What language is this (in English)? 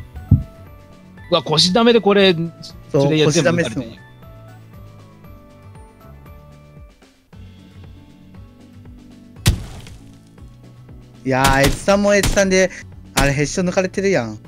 Japanese